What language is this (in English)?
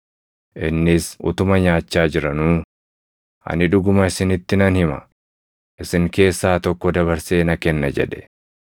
Oromo